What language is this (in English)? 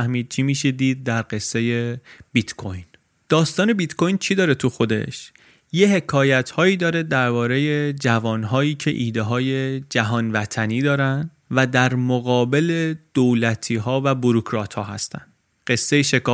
Persian